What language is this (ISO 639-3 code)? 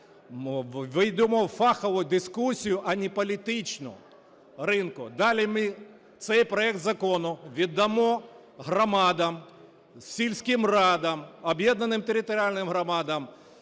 ukr